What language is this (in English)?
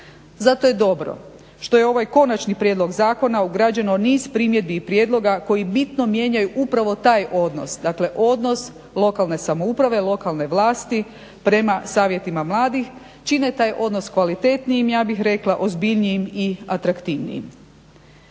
Croatian